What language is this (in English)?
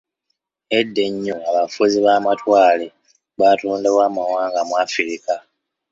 Ganda